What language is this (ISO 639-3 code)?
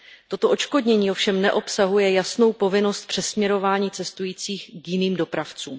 ces